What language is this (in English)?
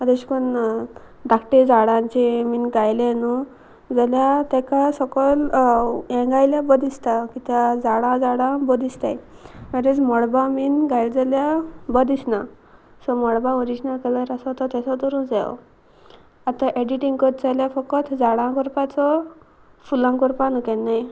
Konkani